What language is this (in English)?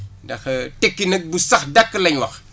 Wolof